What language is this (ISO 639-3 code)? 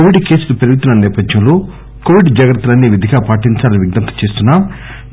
tel